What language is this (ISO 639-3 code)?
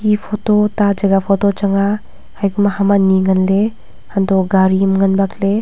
nnp